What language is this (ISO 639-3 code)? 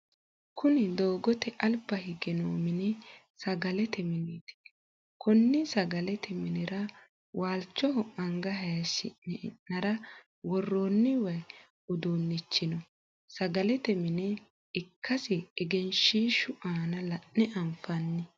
sid